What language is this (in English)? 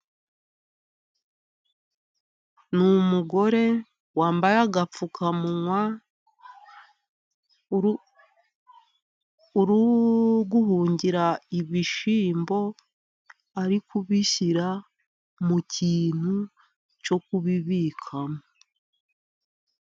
Kinyarwanda